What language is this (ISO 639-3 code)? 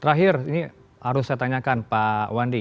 ind